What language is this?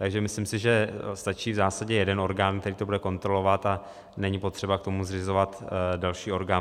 Czech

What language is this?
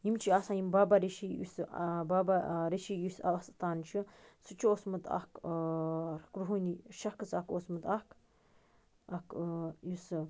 Kashmiri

